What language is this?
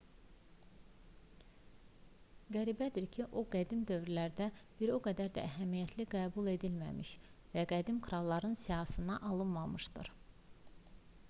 Azerbaijani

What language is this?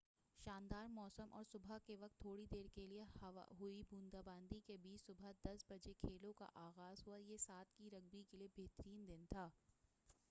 Urdu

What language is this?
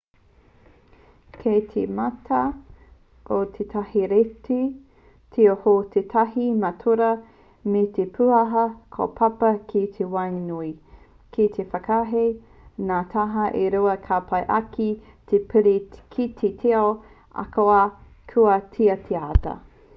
Māori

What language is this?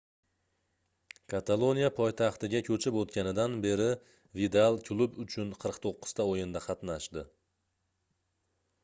Uzbek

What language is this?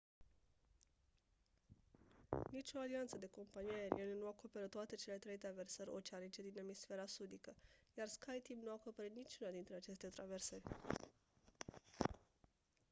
Romanian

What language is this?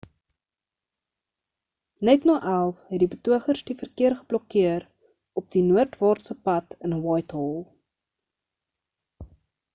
Afrikaans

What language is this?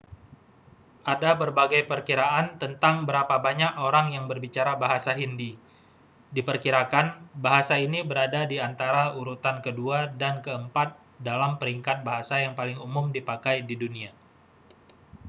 Indonesian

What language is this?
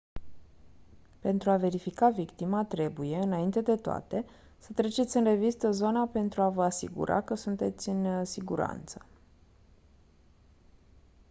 Romanian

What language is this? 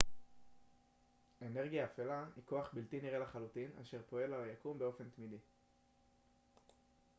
Hebrew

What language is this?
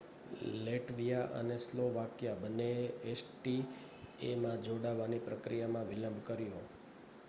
Gujarati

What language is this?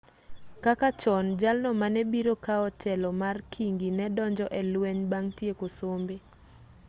Luo (Kenya and Tanzania)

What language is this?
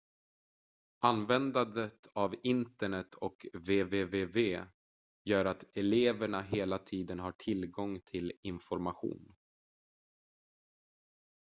Swedish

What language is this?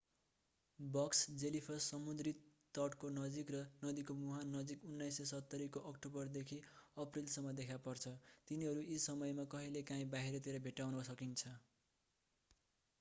Nepali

